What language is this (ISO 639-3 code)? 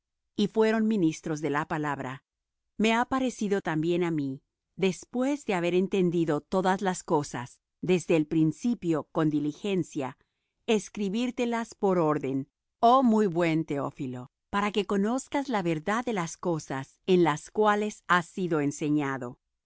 spa